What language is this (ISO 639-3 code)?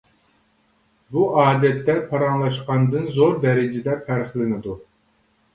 uig